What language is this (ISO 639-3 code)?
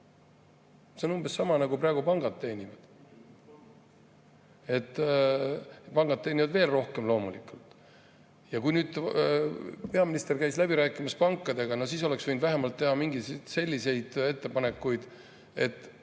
est